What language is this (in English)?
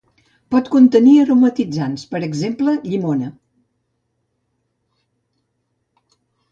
Catalan